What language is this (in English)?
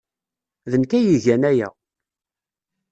Kabyle